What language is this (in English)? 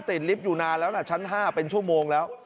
Thai